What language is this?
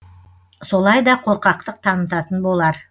Kazakh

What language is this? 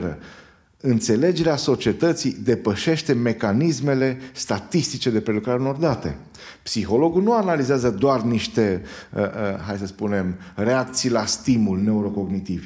Romanian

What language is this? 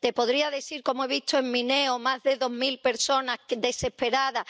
Spanish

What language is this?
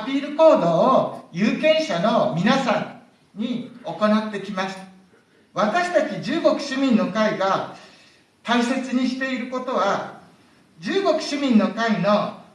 Japanese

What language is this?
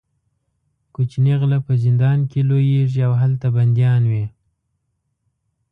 Pashto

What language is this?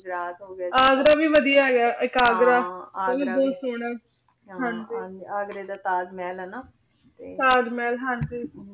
Punjabi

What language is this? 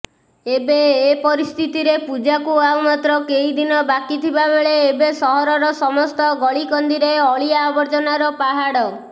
Odia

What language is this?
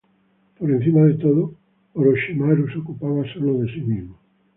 Spanish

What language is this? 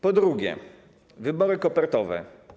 Polish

